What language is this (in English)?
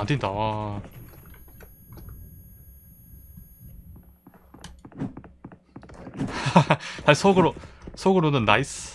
Korean